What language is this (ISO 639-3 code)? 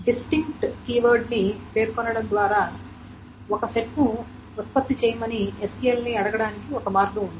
tel